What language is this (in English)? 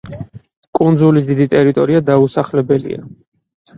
Georgian